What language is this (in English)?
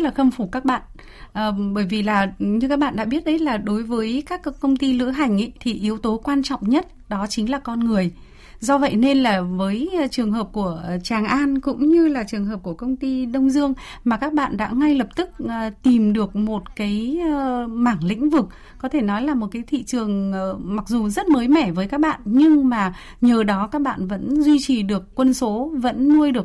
Vietnamese